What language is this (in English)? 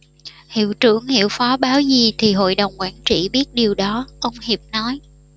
Vietnamese